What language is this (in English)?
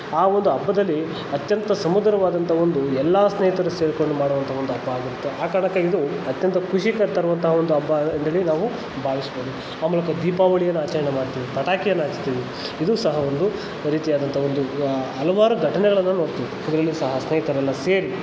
Kannada